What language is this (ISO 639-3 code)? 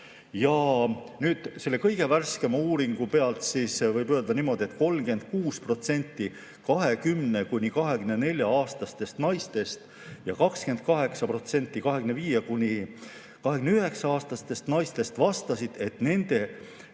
est